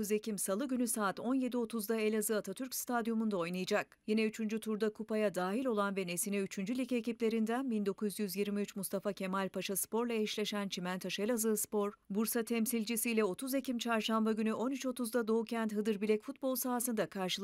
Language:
Turkish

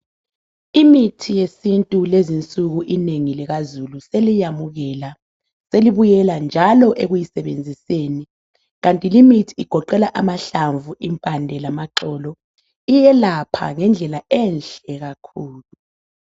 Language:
North Ndebele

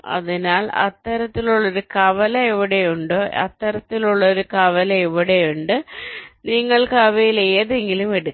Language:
Malayalam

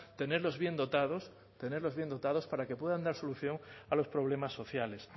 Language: Spanish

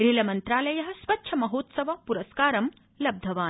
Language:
Sanskrit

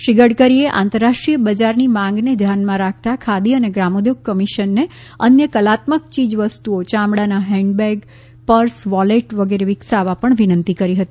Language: Gujarati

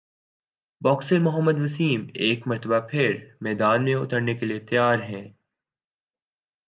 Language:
Urdu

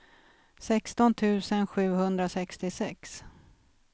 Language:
Swedish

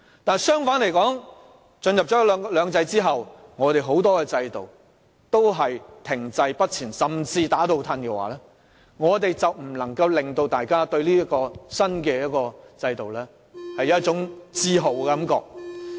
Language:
Cantonese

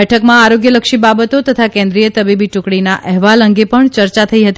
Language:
Gujarati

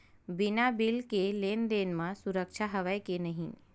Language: Chhattisgarhi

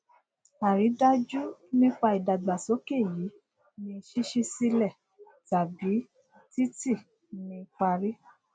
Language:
Yoruba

